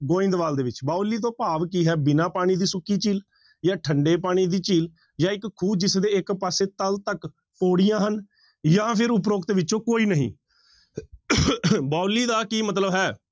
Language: Punjabi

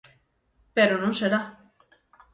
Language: Galician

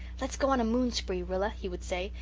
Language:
English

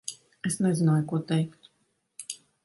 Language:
Latvian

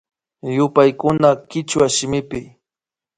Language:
Imbabura Highland Quichua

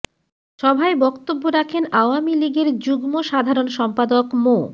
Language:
Bangla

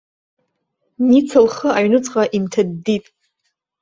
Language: Abkhazian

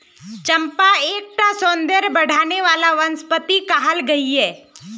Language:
Magahi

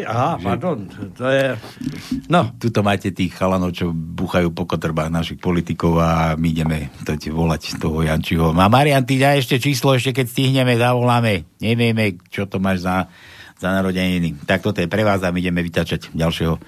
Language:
Slovak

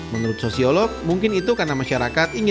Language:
Indonesian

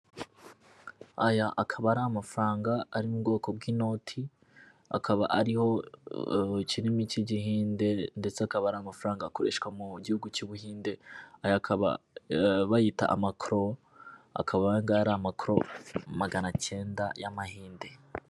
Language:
Kinyarwanda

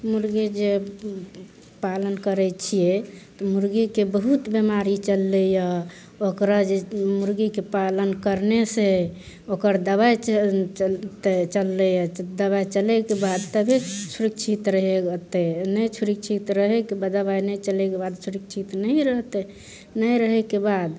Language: Maithili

